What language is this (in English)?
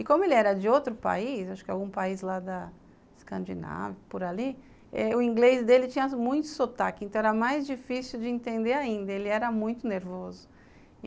Portuguese